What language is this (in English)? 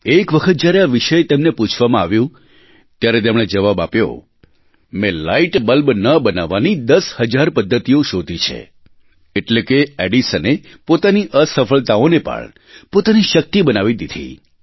Gujarati